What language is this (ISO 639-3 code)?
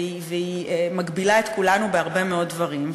heb